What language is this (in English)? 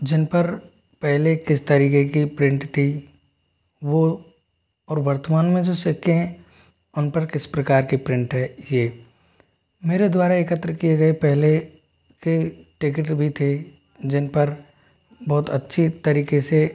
Hindi